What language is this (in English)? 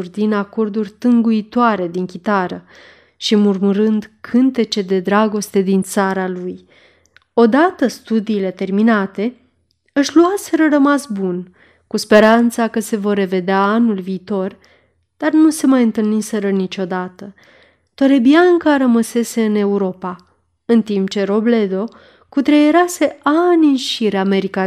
Romanian